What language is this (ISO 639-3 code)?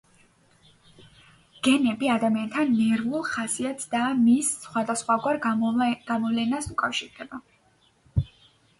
kat